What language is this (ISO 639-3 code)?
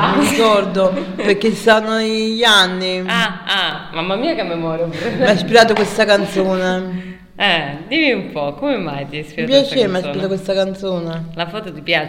ita